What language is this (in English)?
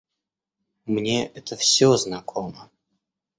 Russian